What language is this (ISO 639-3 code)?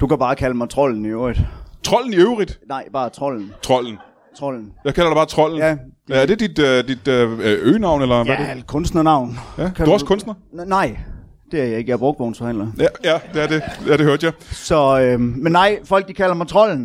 dan